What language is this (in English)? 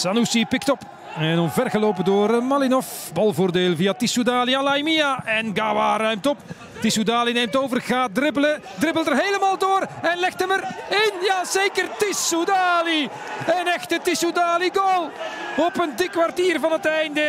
Dutch